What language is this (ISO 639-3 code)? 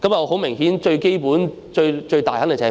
yue